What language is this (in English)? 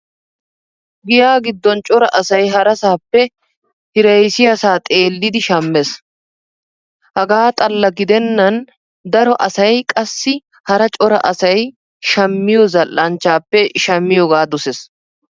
Wolaytta